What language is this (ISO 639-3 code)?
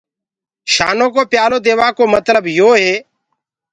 ggg